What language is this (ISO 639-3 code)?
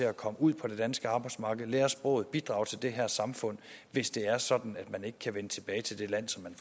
dan